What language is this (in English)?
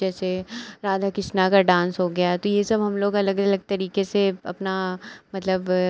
Hindi